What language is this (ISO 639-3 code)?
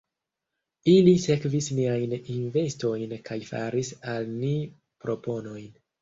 epo